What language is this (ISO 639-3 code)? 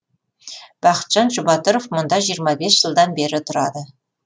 kaz